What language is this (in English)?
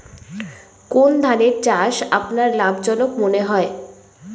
Bangla